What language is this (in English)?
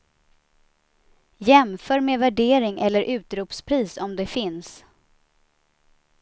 Swedish